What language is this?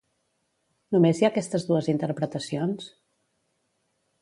Catalan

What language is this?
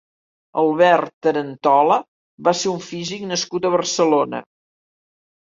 Catalan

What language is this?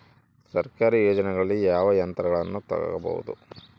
Kannada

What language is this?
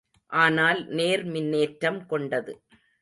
Tamil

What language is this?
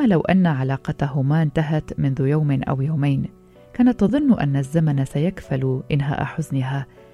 Arabic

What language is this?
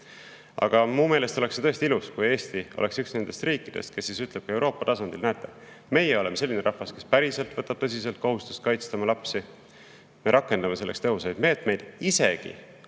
Estonian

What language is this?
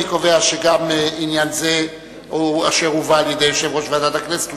Hebrew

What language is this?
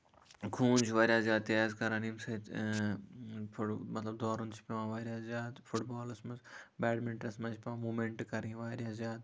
Kashmiri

